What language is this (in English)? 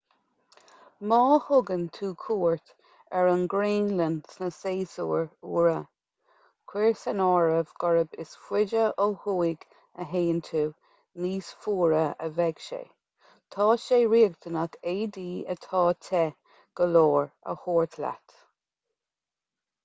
Irish